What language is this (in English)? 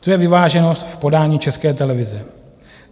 Czech